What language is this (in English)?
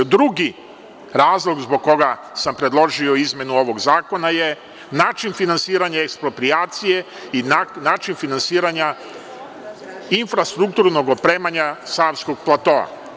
Serbian